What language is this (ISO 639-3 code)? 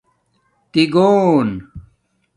dmk